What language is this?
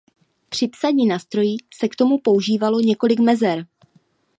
Czech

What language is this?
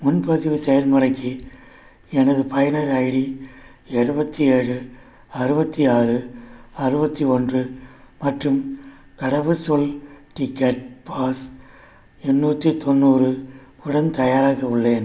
Tamil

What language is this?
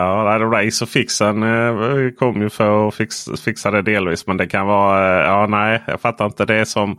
Swedish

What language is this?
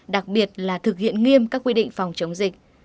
Vietnamese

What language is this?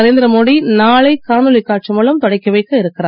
Tamil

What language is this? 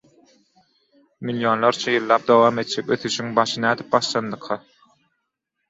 Turkmen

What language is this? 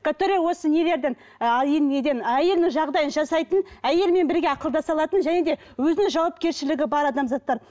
Kazakh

